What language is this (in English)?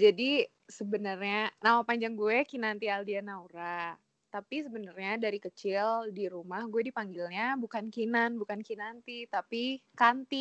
Indonesian